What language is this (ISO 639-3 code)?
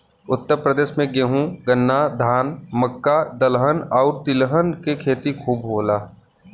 bho